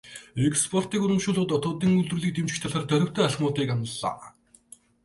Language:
Mongolian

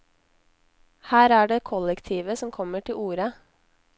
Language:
Norwegian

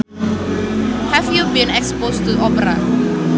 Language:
Sundanese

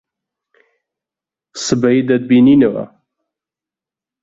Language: Central Kurdish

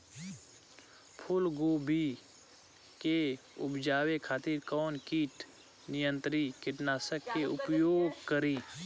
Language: Bhojpuri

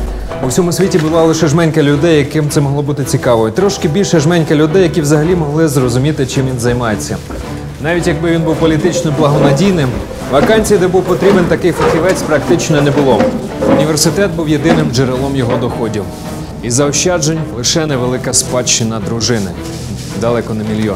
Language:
Ukrainian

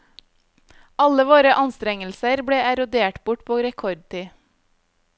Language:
Norwegian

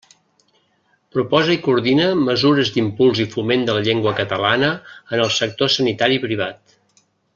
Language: Catalan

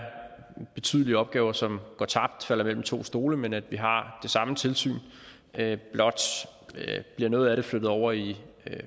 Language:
Danish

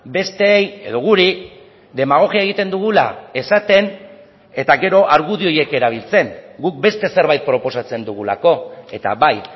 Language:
Basque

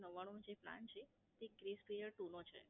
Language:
Gujarati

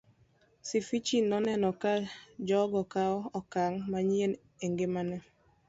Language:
Luo (Kenya and Tanzania)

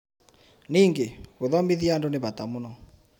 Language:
Kikuyu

